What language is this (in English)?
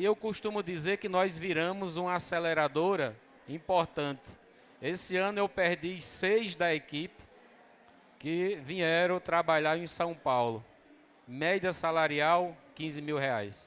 Portuguese